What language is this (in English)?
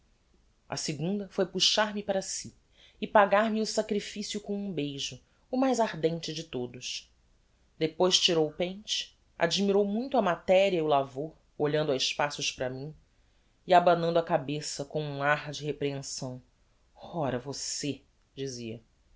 Portuguese